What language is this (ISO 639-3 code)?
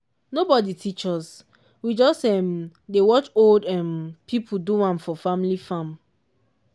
pcm